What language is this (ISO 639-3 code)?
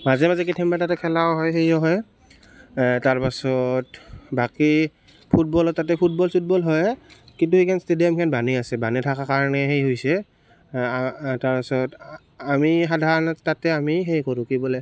asm